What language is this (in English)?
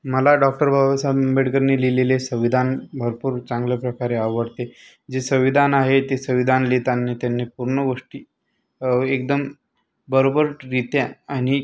Marathi